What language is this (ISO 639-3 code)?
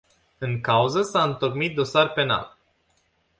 ron